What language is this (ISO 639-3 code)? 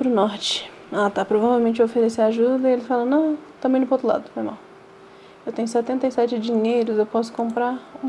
por